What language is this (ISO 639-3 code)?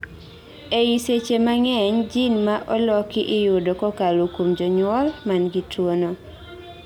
luo